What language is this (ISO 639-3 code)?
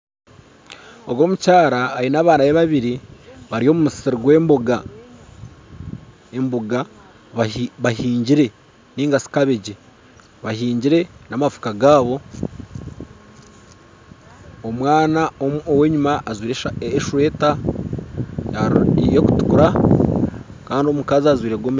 nyn